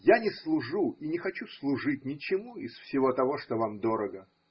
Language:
Russian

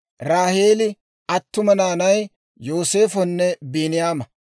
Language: Dawro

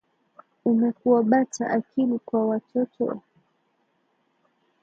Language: Swahili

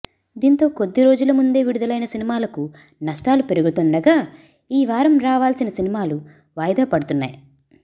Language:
Telugu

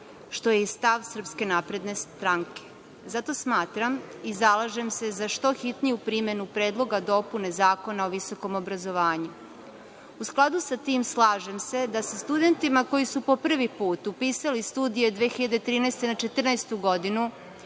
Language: Serbian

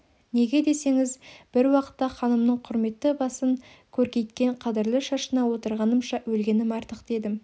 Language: Kazakh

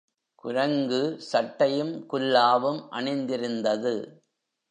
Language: Tamil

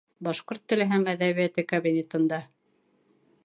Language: Bashkir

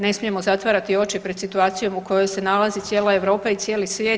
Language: Croatian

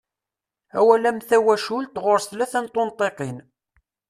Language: Kabyle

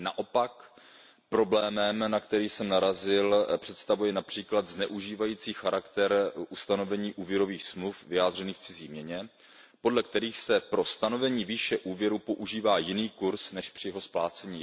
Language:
Czech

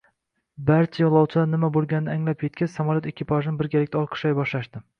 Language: Uzbek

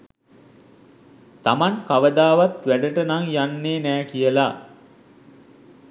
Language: Sinhala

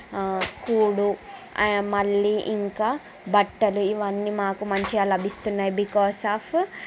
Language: Telugu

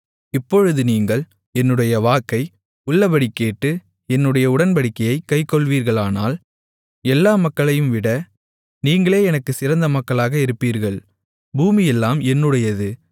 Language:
Tamil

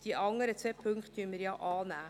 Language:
Swiss German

